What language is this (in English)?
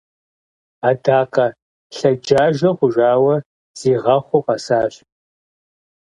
Kabardian